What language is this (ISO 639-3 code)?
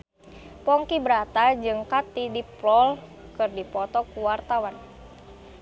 sun